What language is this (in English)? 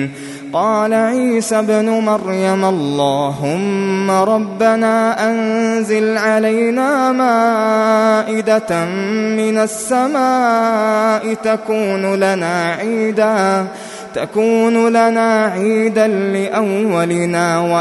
Arabic